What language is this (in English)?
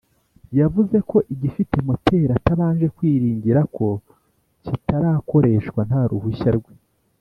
Kinyarwanda